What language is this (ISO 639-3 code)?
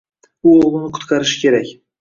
uzb